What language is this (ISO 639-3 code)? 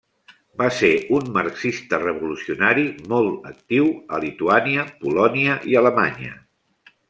cat